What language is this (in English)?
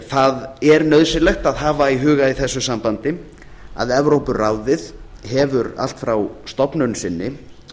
Icelandic